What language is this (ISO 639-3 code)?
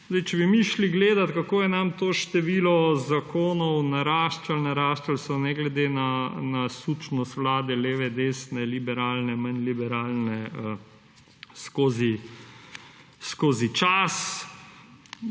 slv